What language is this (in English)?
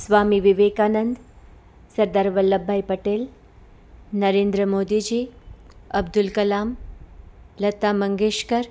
Gujarati